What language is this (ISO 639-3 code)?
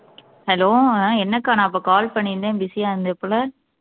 tam